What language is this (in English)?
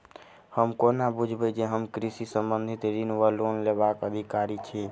Maithili